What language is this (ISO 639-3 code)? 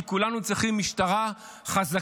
heb